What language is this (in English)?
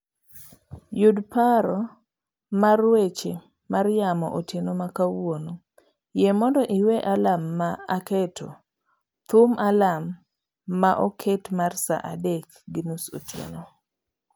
Luo (Kenya and Tanzania)